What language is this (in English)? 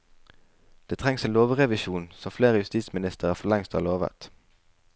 Norwegian